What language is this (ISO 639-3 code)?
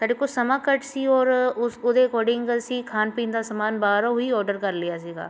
pan